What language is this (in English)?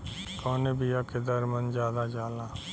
Bhojpuri